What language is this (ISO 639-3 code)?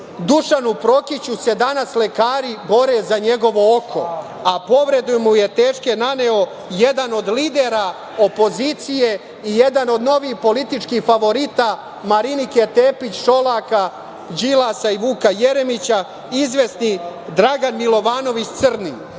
srp